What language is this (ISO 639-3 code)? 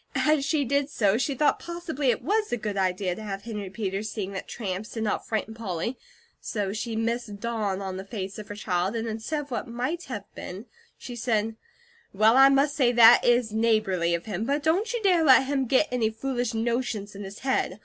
eng